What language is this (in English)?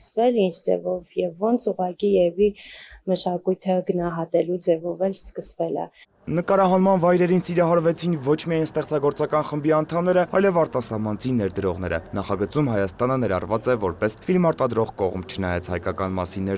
Romanian